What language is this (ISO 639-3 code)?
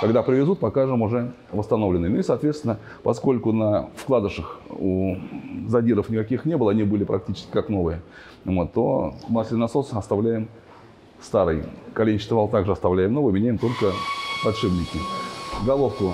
rus